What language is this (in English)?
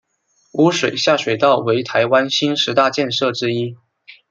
Chinese